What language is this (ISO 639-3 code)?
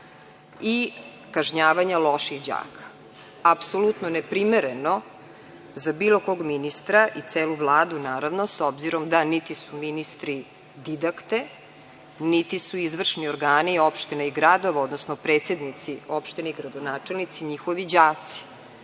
srp